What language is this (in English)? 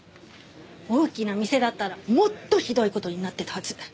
Japanese